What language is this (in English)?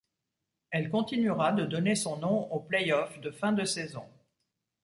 French